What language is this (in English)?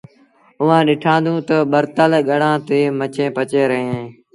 Sindhi Bhil